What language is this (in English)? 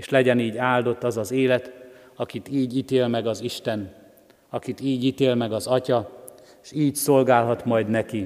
Hungarian